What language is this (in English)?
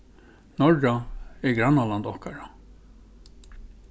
Faroese